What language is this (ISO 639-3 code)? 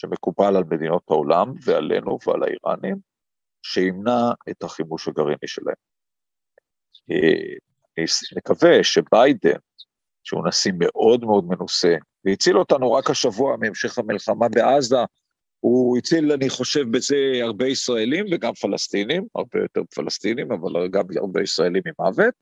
heb